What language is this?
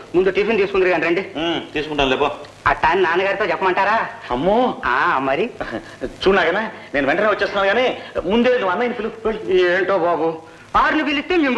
Telugu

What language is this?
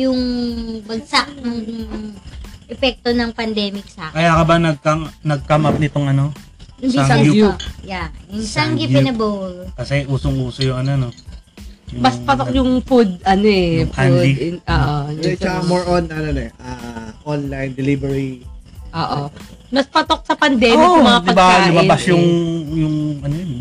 Filipino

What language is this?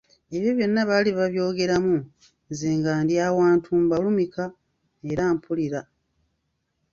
Ganda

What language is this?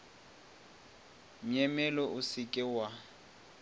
Northern Sotho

